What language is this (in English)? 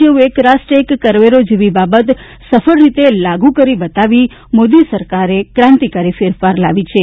Gujarati